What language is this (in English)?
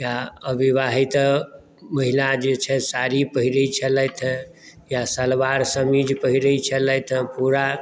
Maithili